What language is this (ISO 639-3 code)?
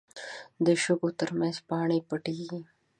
pus